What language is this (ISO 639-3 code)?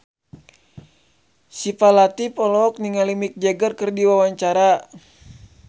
sun